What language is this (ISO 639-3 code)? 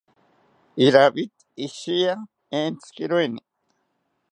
cpy